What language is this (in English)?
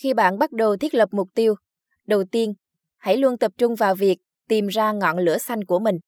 Vietnamese